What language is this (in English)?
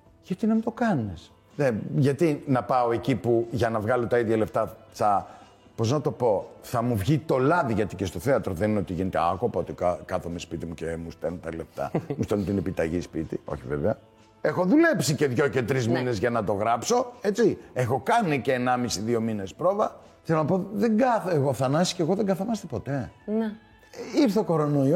Greek